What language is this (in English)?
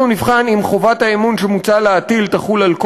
Hebrew